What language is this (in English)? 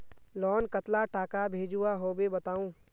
Magahi